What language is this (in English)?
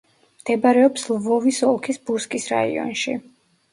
Georgian